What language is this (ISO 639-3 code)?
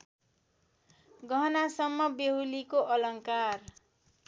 nep